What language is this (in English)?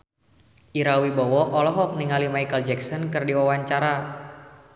Sundanese